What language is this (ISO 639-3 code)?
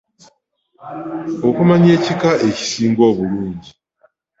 lug